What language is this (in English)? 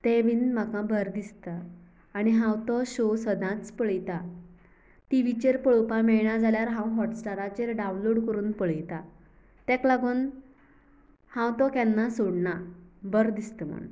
Konkani